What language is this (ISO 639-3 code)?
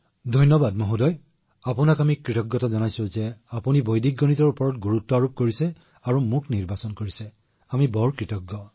asm